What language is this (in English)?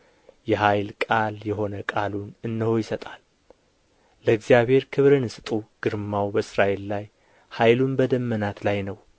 Amharic